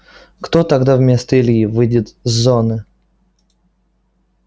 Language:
Russian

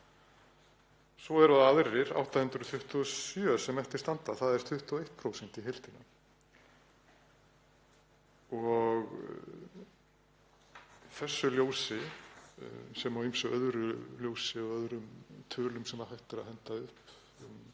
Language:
Icelandic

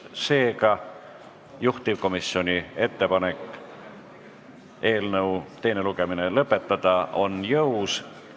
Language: Estonian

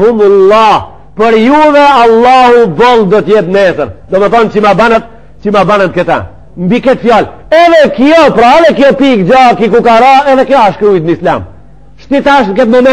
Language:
Arabic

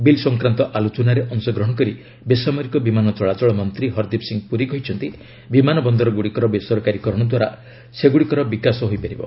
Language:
Odia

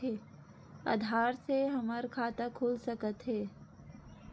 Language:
Chhattisgarhi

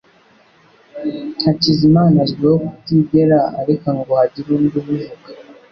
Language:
Kinyarwanda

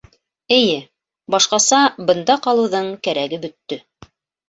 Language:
Bashkir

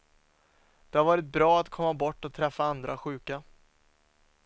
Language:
Swedish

